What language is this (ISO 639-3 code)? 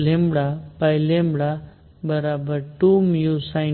guj